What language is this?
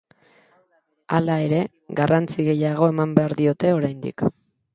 Basque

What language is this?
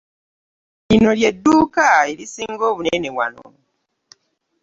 Ganda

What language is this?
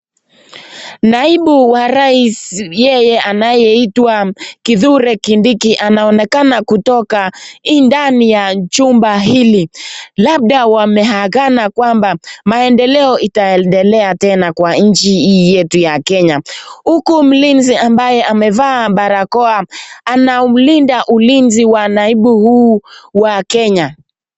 Swahili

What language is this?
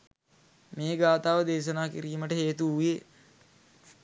Sinhala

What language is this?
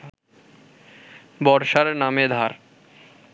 Bangla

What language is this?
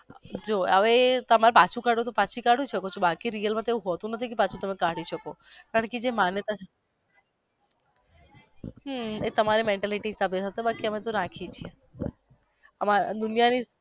Gujarati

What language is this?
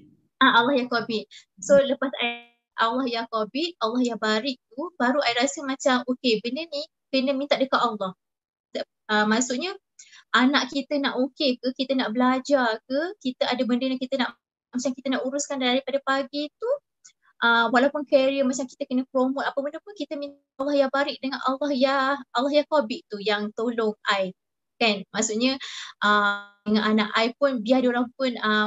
Malay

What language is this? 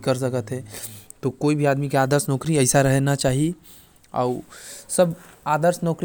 Korwa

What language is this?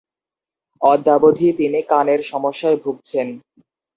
Bangla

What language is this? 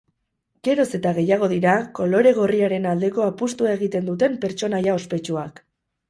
Basque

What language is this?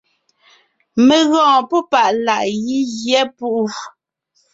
Ngiemboon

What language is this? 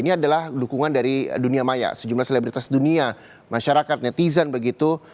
Indonesian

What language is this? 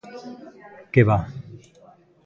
Galician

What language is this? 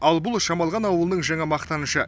Kazakh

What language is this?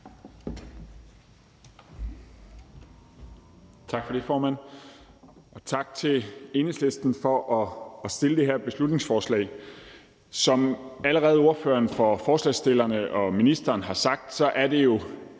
Danish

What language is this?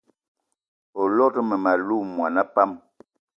Eton (Cameroon)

